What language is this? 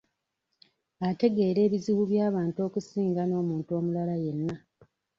Ganda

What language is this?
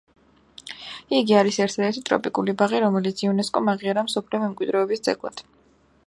Georgian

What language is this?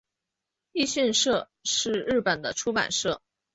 Chinese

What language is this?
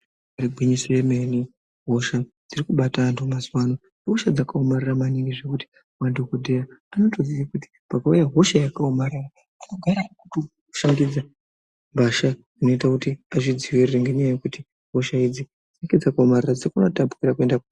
Ndau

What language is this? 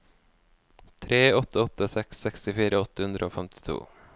Norwegian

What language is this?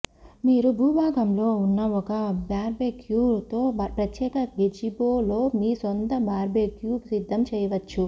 Telugu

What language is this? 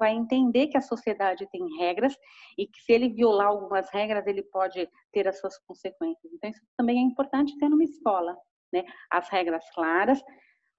Portuguese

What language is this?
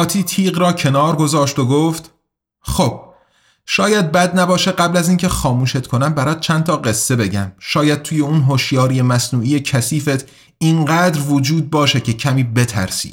Persian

